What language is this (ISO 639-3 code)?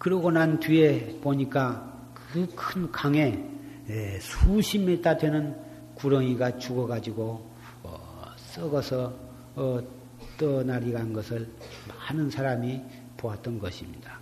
kor